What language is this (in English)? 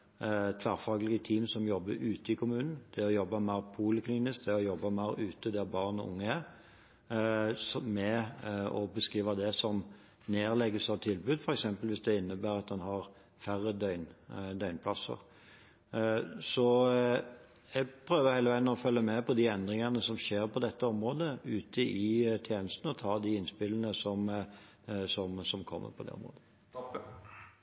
Norwegian